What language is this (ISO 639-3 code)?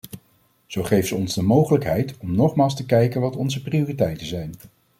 nld